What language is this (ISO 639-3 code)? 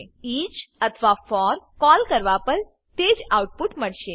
guj